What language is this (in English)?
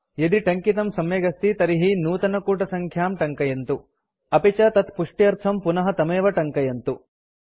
Sanskrit